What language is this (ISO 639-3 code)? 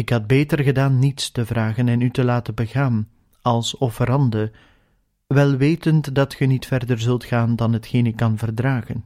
nld